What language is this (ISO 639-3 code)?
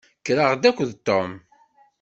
kab